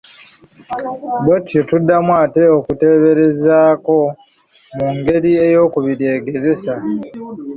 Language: Ganda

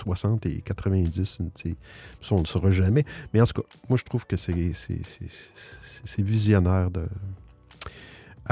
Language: French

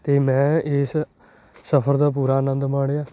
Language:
Punjabi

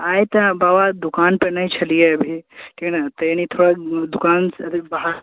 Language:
Maithili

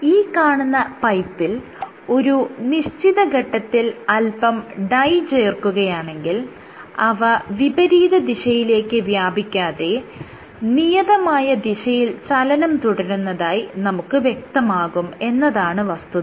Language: Malayalam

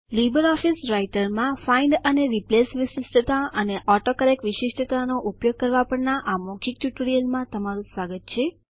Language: Gujarati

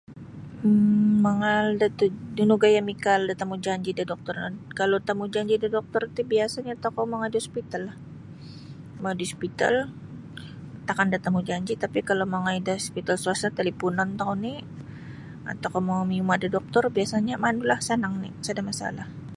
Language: Sabah Bisaya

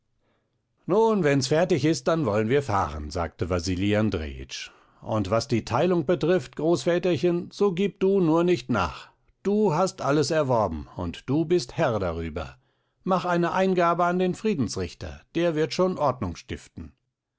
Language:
German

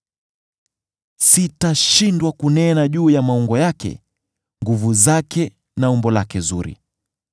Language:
Swahili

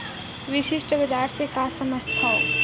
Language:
Chhattisgarhi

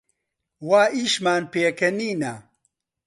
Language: Central Kurdish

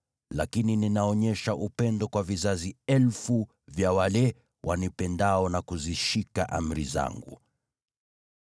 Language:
Swahili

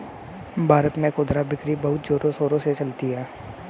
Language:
Hindi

